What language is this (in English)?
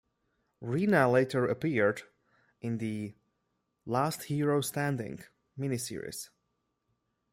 English